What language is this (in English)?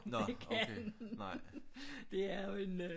Danish